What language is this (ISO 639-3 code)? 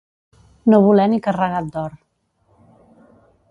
cat